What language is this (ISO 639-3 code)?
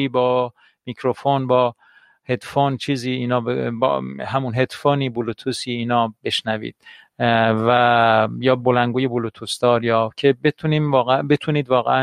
fas